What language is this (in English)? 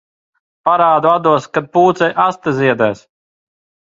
Latvian